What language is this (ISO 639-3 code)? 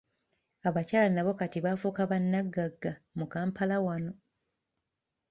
lug